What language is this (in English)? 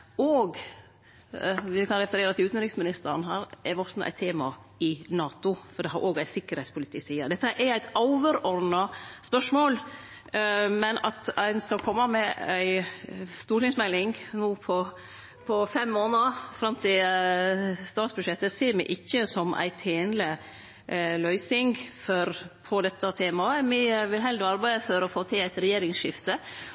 Norwegian Nynorsk